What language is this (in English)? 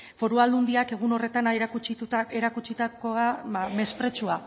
Basque